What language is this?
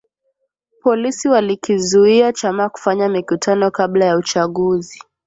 Swahili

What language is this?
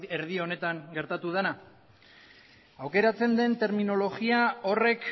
Basque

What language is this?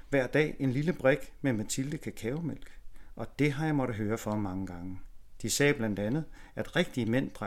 Danish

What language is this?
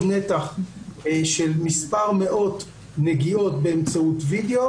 Hebrew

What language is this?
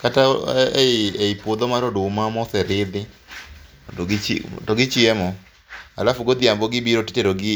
Luo (Kenya and Tanzania)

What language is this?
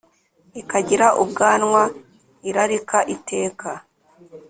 Kinyarwanda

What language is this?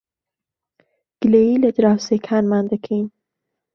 Central Kurdish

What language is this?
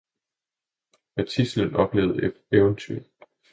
Danish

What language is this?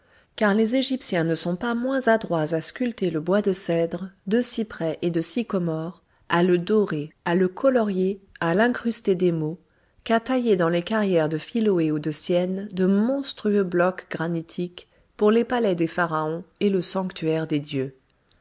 French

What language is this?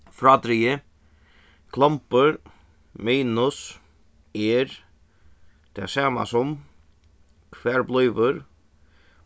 Faroese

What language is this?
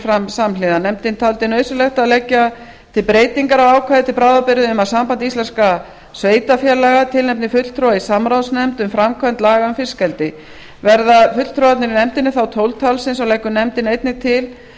Icelandic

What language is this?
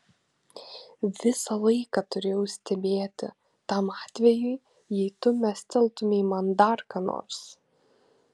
Lithuanian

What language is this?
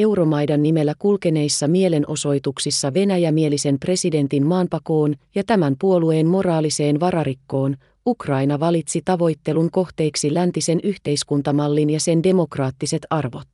Finnish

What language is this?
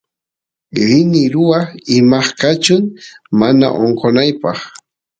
Santiago del Estero Quichua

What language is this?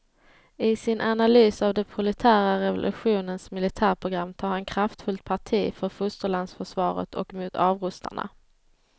Swedish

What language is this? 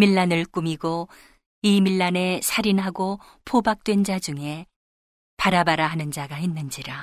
Korean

